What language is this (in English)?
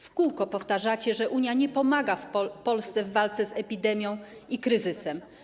Polish